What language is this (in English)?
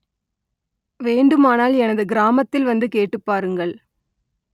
Tamil